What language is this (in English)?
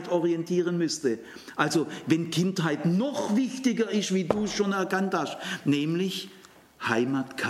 German